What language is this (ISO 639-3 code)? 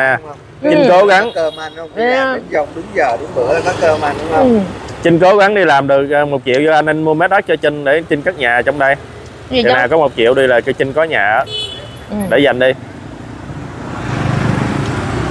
vie